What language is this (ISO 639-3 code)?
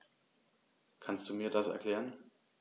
deu